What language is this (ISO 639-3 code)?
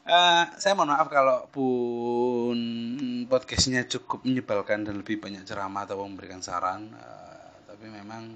ind